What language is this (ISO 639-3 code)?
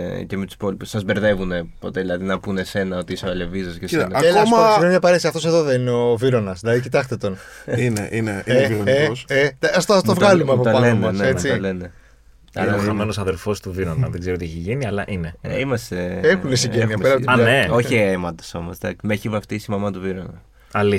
ell